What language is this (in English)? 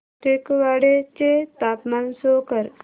Marathi